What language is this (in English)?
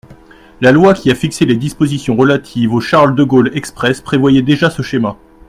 French